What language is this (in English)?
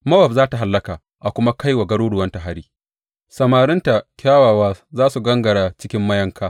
Hausa